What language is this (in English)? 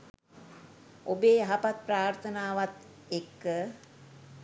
Sinhala